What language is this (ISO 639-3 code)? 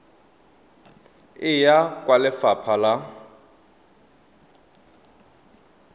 tsn